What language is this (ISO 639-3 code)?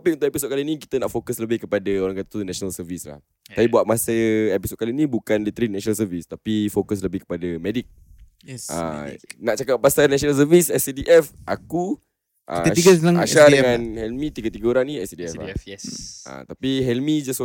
msa